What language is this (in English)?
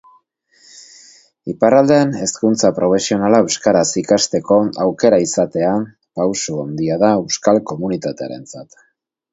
Basque